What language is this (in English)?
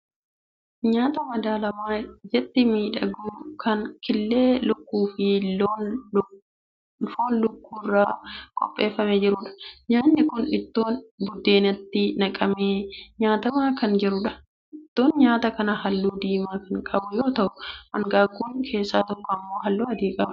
Oromo